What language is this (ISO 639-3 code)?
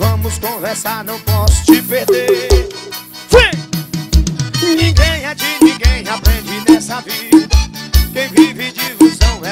por